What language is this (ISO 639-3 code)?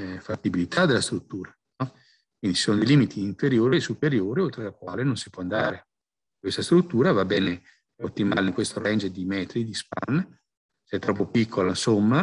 ita